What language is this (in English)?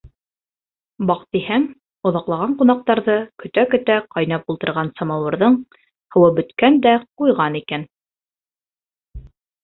Bashkir